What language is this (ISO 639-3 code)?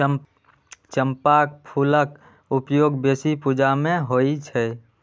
mai